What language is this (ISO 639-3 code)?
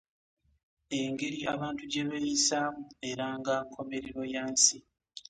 lug